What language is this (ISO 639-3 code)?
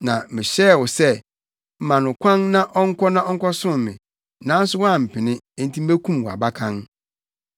aka